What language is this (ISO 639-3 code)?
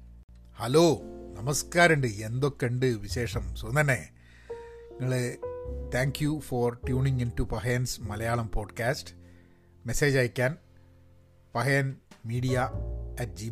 mal